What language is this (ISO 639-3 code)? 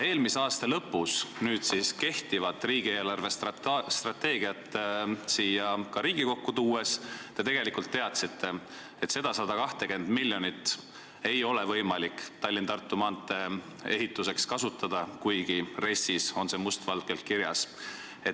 est